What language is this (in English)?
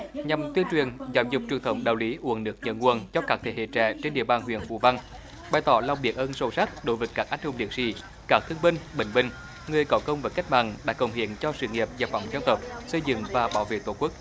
Vietnamese